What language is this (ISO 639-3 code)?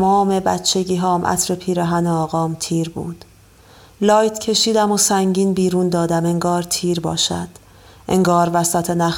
fas